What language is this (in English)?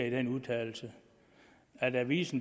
Danish